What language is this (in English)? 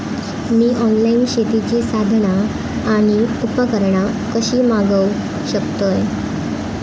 Marathi